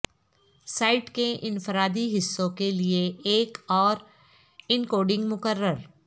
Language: Urdu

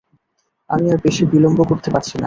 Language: Bangla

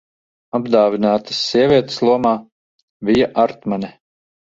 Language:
Latvian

